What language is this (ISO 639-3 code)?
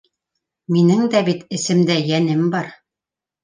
bak